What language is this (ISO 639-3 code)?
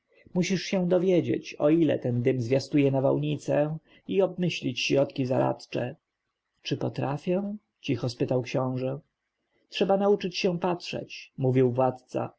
pol